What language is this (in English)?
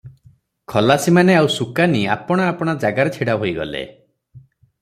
Odia